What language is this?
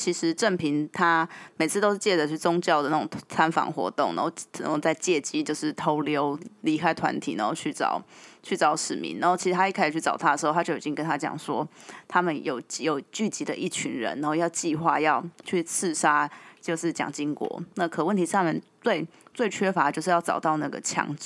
Chinese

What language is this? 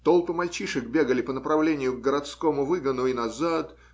Russian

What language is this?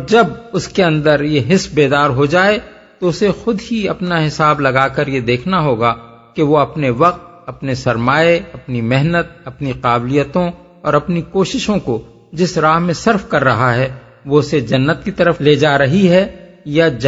Urdu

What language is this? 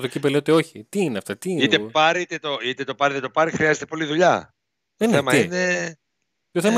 Greek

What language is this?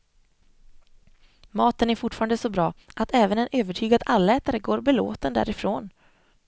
Swedish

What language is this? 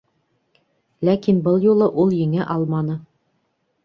Bashkir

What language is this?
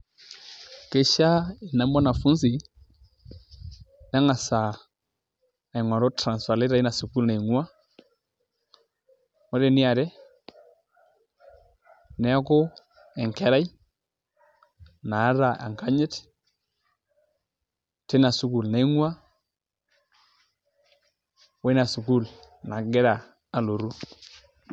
Masai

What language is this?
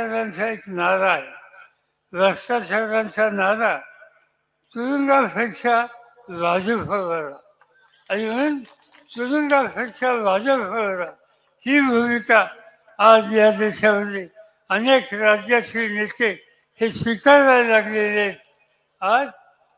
Marathi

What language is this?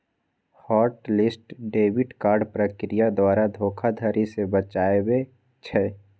Magahi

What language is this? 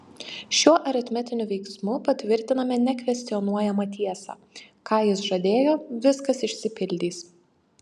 Lithuanian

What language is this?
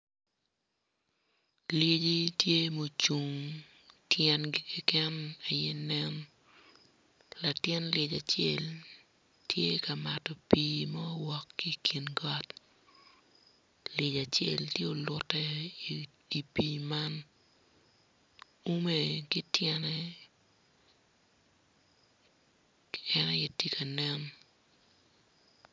Acoli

